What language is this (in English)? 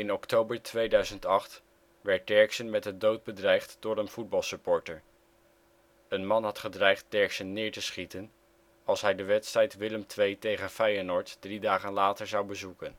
Dutch